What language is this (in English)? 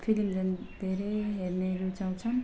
Nepali